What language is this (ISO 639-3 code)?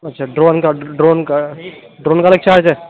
urd